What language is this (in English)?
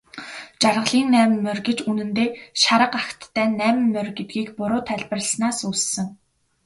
Mongolian